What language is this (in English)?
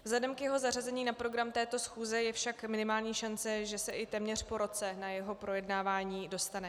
Czech